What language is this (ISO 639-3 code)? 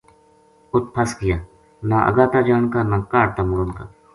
gju